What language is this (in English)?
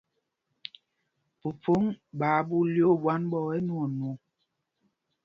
Mpumpong